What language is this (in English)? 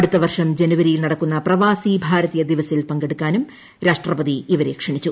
Malayalam